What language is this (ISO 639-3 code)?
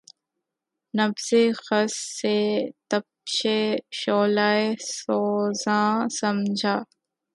urd